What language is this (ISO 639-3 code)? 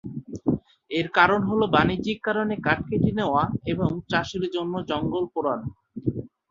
ben